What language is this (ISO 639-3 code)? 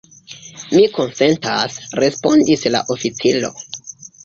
epo